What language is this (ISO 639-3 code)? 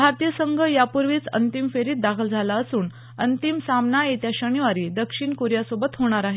mar